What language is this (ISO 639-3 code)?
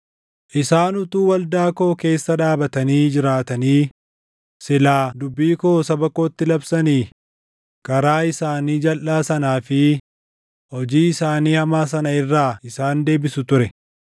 orm